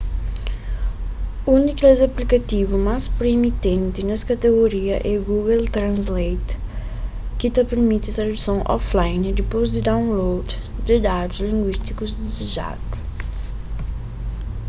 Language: Kabuverdianu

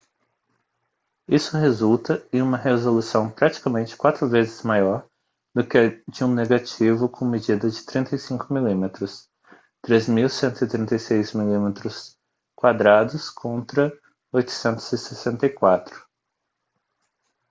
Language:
Portuguese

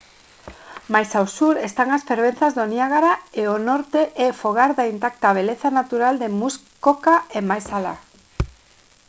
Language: Galician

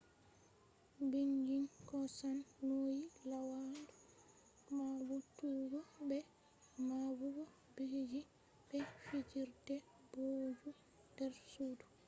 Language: Fula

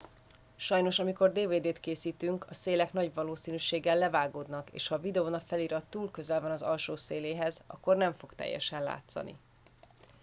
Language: Hungarian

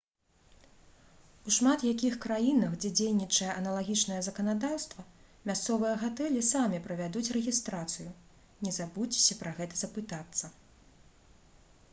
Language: Belarusian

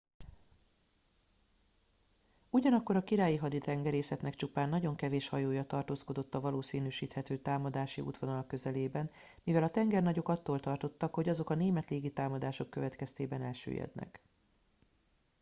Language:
Hungarian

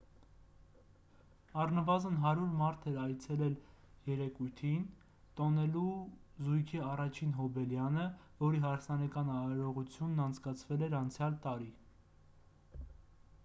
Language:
Armenian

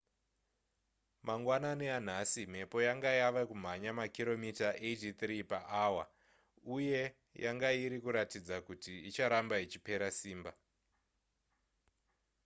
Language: Shona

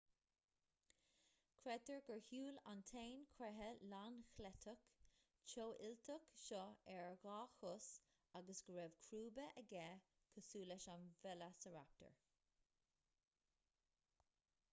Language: Irish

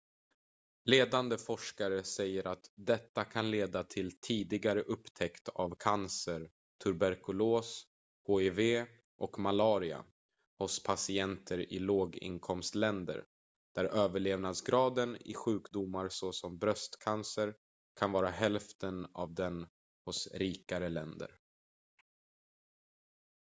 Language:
Swedish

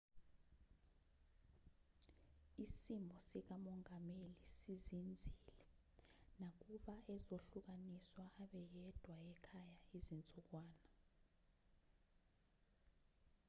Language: Zulu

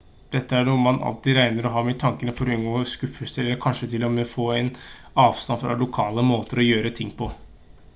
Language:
Norwegian Bokmål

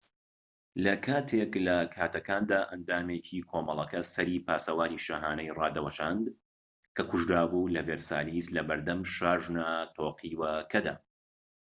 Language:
Central Kurdish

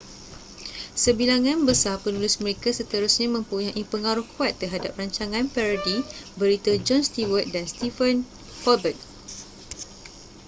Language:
Malay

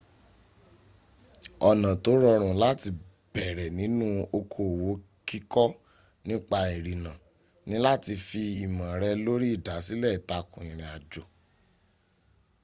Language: Yoruba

